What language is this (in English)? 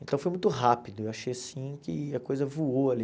Portuguese